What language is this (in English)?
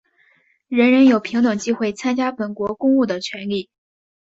Chinese